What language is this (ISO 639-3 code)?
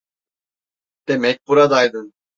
tur